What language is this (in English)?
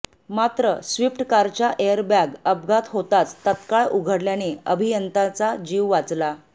Marathi